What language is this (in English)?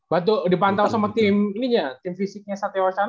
Indonesian